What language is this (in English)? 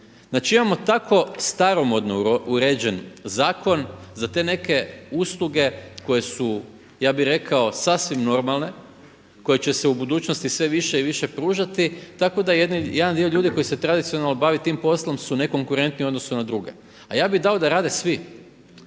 Croatian